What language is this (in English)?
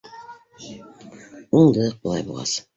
Bashkir